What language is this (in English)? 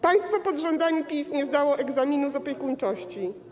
Polish